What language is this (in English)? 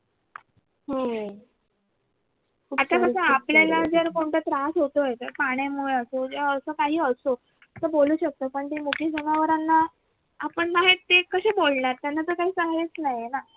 Marathi